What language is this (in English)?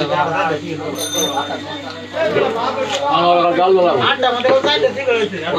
Bangla